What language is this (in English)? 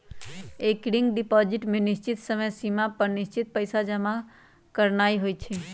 Magahi